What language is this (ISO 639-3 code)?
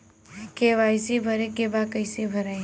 bho